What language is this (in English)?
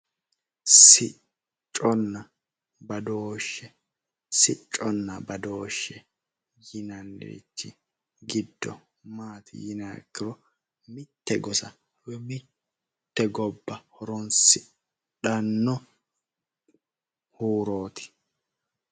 Sidamo